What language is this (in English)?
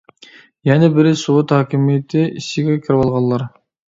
Uyghur